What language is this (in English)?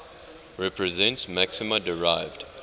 English